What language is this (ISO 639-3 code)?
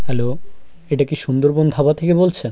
ben